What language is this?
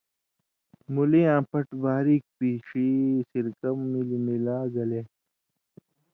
Indus Kohistani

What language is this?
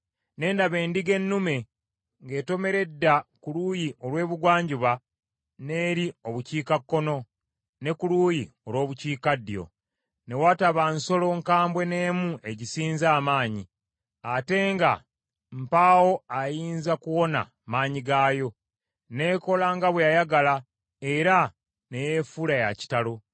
Ganda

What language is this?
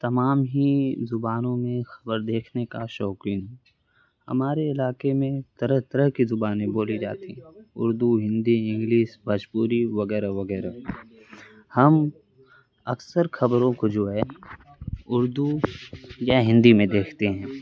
Urdu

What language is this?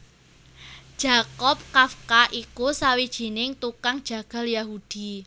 Javanese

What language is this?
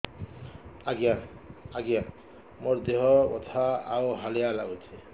Odia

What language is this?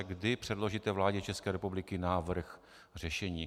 Czech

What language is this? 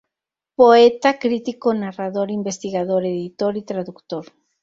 Spanish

